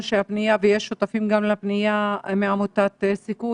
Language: Hebrew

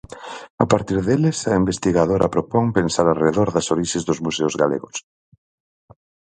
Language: Galician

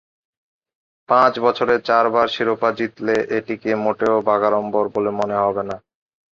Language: Bangla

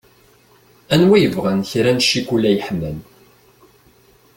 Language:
Kabyle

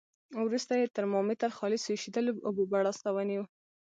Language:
Pashto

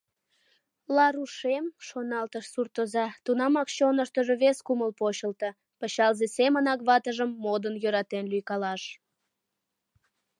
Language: Mari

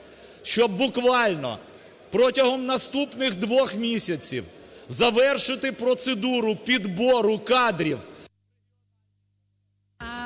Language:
Ukrainian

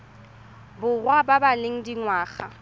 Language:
Tswana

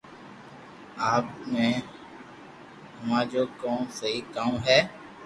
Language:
Loarki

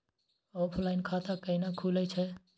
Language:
Maithili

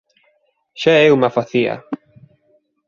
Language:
Galician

